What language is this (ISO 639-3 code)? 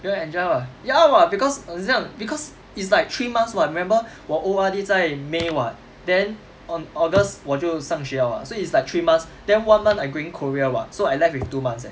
eng